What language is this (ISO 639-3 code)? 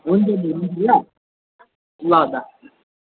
nep